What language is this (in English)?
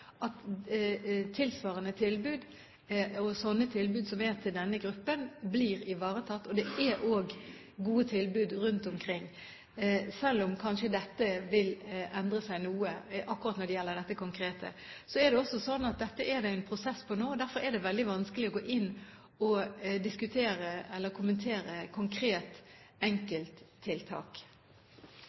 Norwegian Bokmål